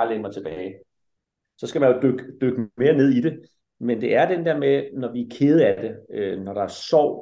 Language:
Danish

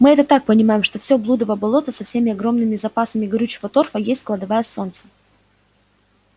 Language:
Russian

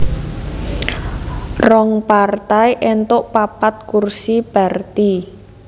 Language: Javanese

